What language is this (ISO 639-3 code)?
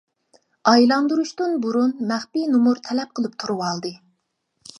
uig